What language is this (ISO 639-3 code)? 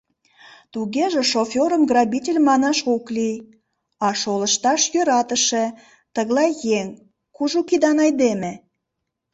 chm